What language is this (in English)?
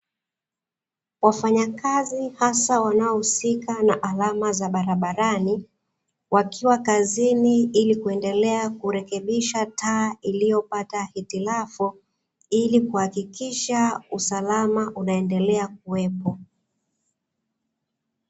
Swahili